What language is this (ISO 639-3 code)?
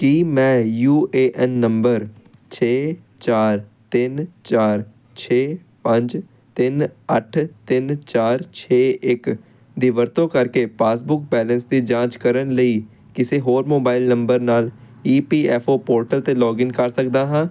pan